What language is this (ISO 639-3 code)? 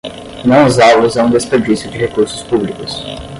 por